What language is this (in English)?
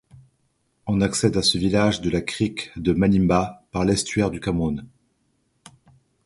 French